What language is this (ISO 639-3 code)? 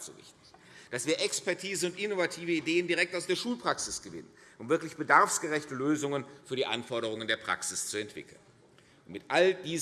deu